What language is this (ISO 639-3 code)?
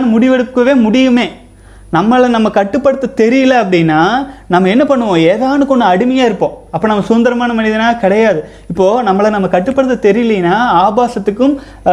tam